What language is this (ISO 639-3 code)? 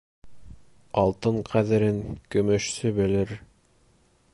bak